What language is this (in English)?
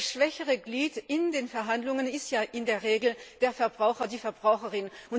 German